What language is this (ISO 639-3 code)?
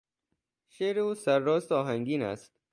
fas